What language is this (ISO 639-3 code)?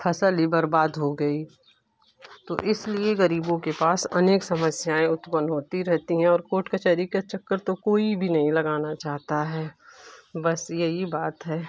hin